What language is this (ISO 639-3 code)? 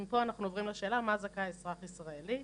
heb